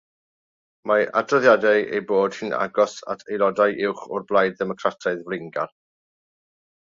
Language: Welsh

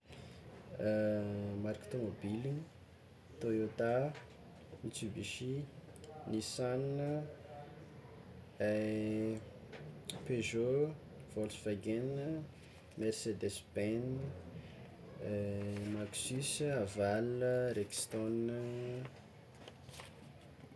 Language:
Tsimihety Malagasy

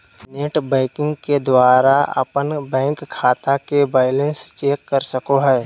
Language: Magahi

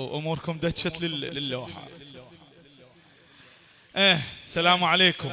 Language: Arabic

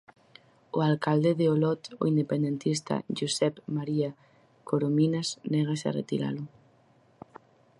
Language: Galician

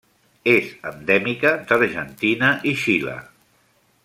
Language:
Catalan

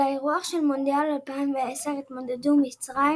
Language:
Hebrew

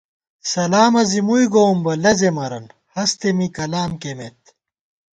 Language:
Gawar-Bati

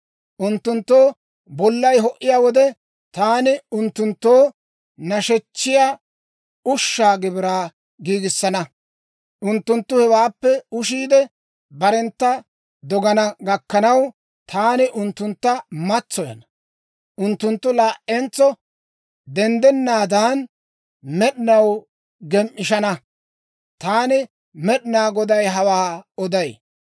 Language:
Dawro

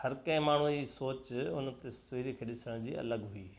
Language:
Sindhi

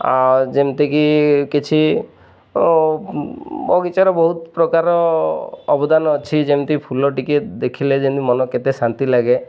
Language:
Odia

